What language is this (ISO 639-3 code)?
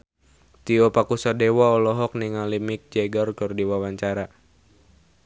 sun